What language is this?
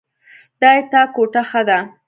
Pashto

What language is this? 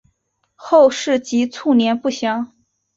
Chinese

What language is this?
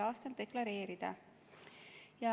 Estonian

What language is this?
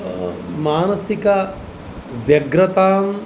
Sanskrit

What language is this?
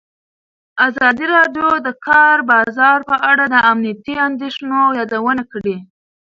Pashto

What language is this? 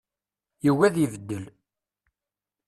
Kabyle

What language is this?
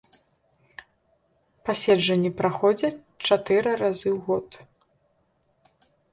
Belarusian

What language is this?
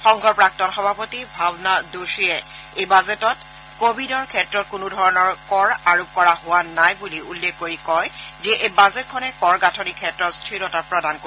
Assamese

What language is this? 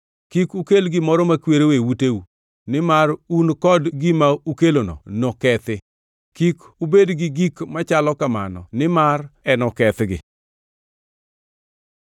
Luo (Kenya and Tanzania)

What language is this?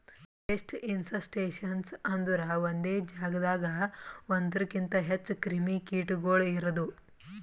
Kannada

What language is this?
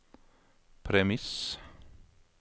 Norwegian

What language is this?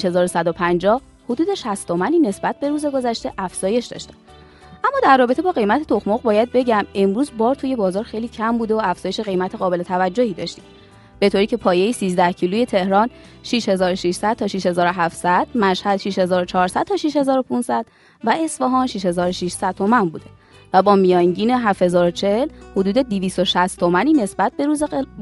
Persian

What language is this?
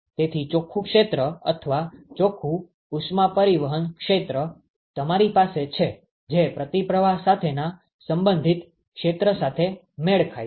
Gujarati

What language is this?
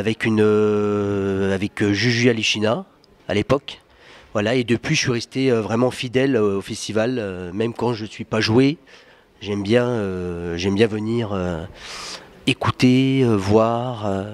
French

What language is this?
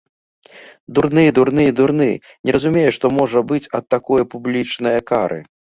Belarusian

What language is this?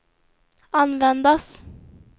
Swedish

